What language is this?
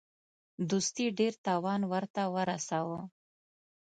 Pashto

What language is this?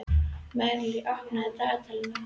Icelandic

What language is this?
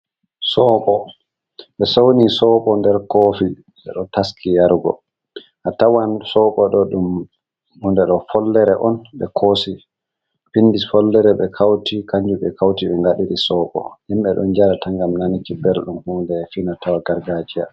Fula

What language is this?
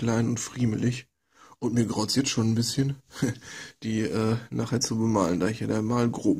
German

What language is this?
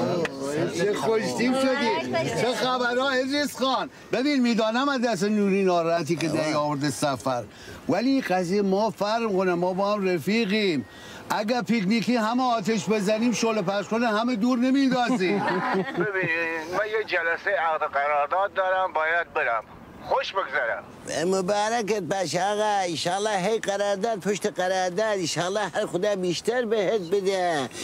Persian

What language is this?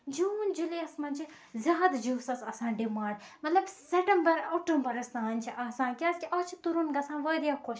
Kashmiri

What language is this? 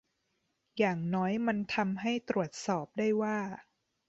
Thai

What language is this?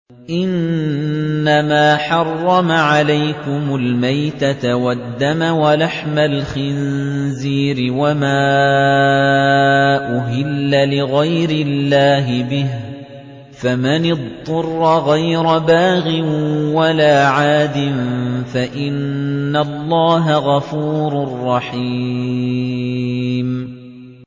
Arabic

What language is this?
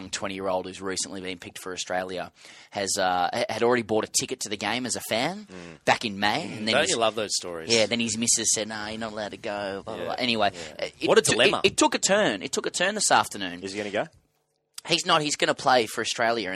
English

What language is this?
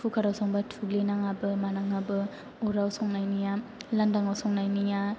Bodo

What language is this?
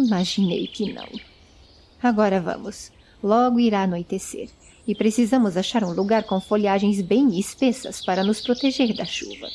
Portuguese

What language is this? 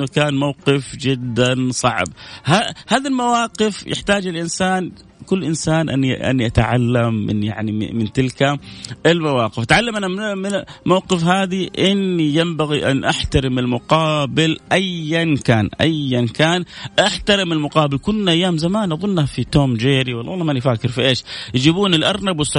Arabic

